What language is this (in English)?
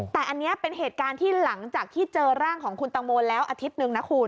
Thai